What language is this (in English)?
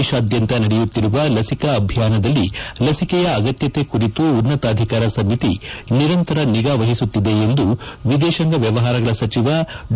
Kannada